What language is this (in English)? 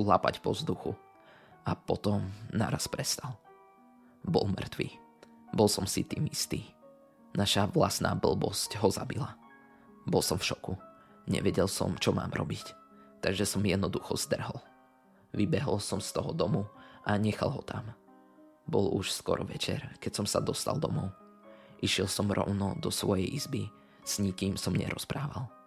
Slovak